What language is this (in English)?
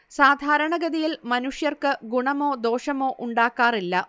Malayalam